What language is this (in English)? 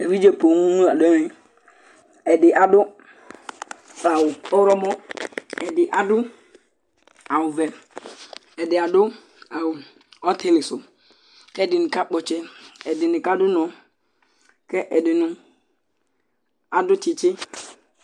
Ikposo